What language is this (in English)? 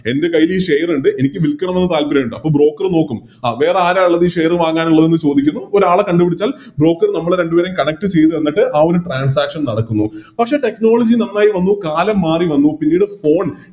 Malayalam